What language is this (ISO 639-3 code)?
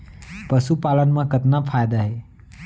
hne